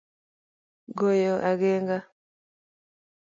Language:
Luo (Kenya and Tanzania)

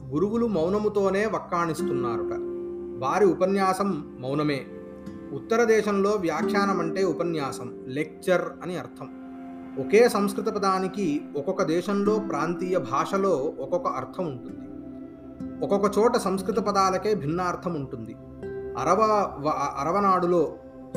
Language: Telugu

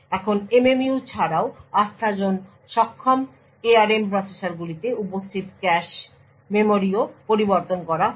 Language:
Bangla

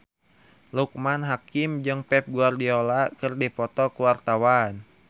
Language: Sundanese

